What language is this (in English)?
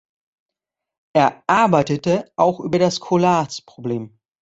German